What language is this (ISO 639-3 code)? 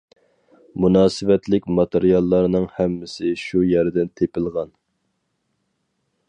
uig